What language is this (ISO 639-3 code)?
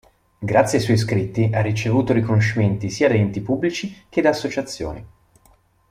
ita